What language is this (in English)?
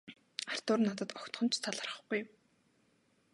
Mongolian